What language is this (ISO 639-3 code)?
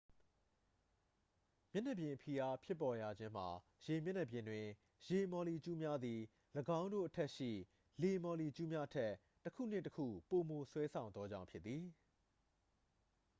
mya